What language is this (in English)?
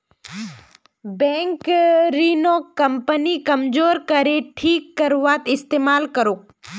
Magahi